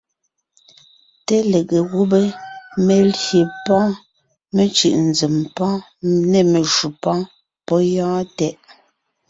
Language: Ngiemboon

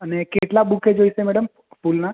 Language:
Gujarati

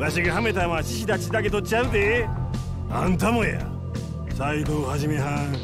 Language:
Japanese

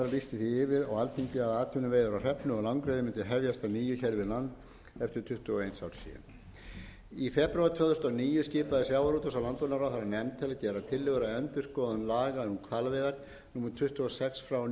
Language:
Icelandic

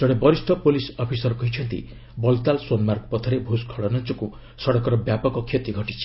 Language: Odia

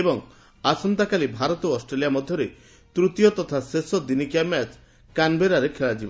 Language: Odia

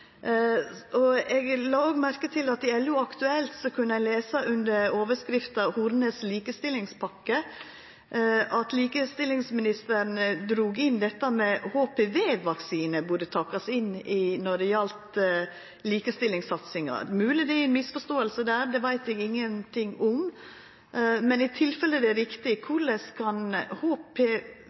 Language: Norwegian Nynorsk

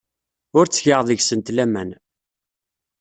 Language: Kabyle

